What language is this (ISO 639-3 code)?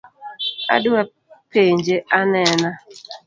luo